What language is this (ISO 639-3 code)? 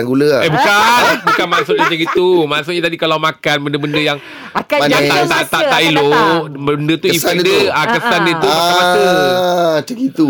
msa